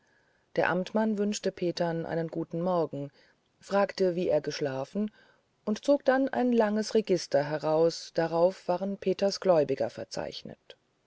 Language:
German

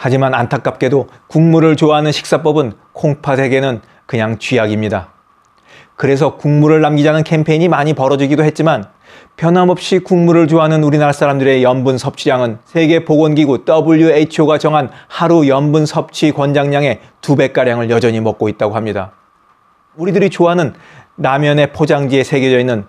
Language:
Korean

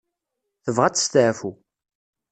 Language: Kabyle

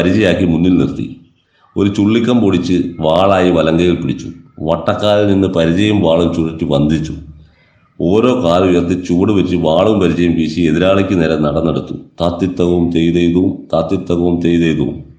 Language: Malayalam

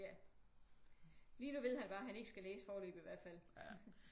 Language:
Danish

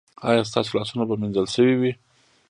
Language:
Pashto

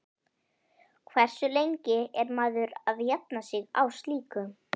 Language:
Icelandic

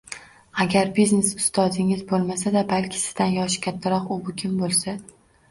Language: Uzbek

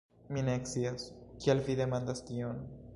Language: Esperanto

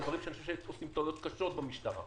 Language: Hebrew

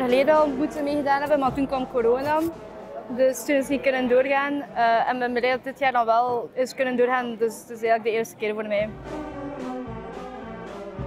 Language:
Dutch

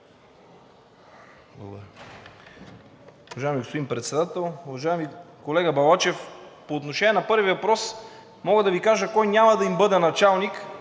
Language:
Bulgarian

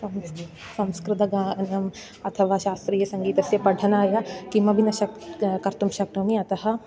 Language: Sanskrit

